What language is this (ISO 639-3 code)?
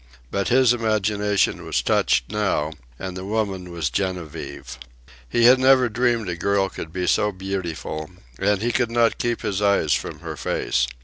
eng